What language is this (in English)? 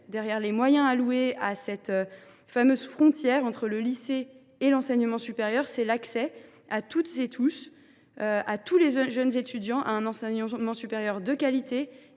French